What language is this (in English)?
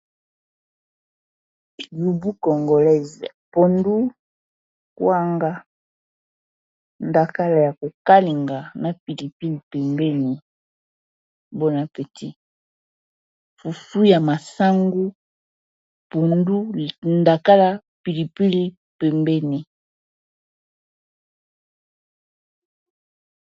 Lingala